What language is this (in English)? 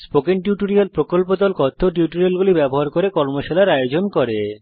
Bangla